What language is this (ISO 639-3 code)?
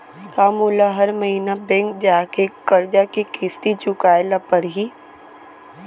hne